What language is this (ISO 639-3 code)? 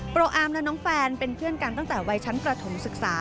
tha